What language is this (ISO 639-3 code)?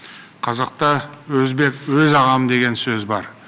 kaz